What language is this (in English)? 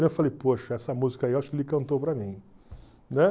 Portuguese